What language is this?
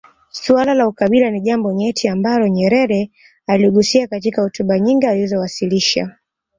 Swahili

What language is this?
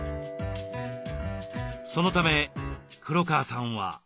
Japanese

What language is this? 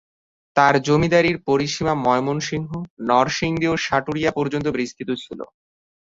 Bangla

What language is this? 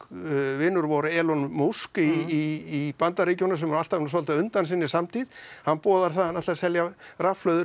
Icelandic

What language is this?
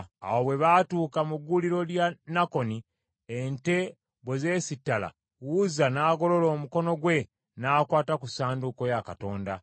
Ganda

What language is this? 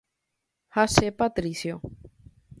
Guarani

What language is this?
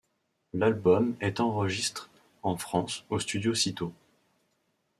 French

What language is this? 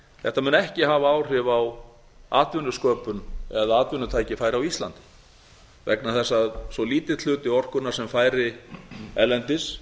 Icelandic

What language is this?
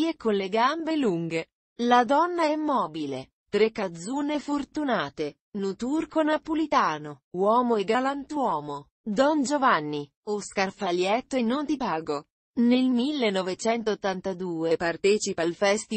Italian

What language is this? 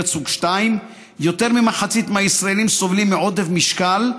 Hebrew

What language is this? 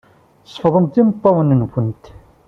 Kabyle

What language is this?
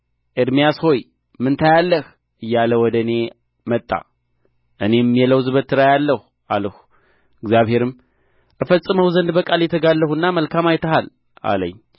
Amharic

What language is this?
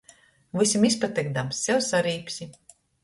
Latgalian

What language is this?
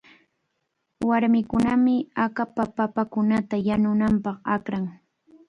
Cajatambo North Lima Quechua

